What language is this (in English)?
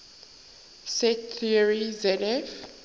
English